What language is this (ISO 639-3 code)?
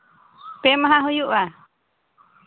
sat